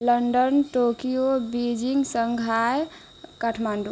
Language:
Maithili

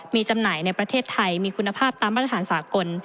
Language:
Thai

